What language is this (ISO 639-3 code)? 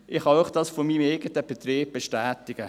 gsw